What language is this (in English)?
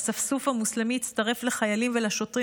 Hebrew